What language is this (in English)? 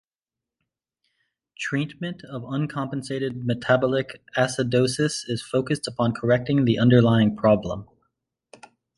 English